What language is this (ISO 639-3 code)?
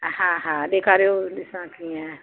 snd